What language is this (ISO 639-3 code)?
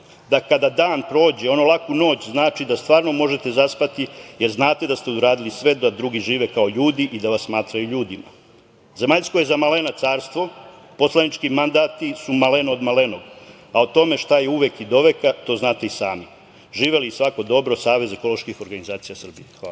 srp